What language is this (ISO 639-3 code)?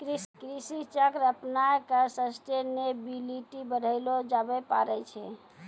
mai